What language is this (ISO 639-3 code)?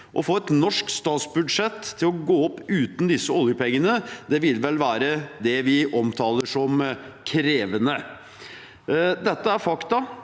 nor